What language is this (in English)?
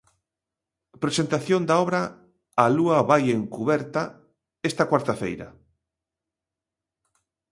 Galician